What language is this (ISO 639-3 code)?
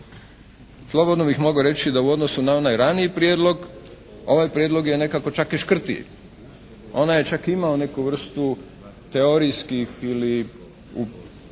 hrv